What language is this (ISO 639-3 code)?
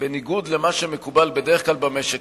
heb